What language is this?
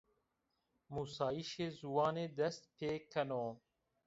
Zaza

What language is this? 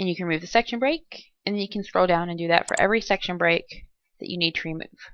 English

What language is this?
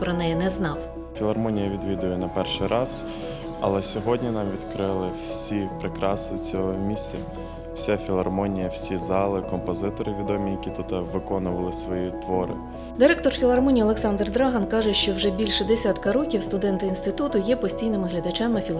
Ukrainian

